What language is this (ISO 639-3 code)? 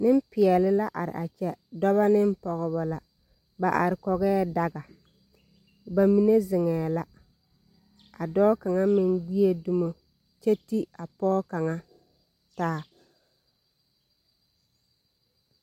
dga